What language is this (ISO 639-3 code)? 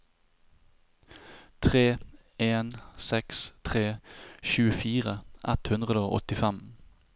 nor